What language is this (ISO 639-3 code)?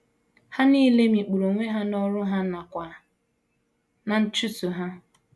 ibo